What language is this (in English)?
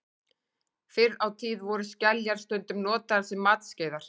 Icelandic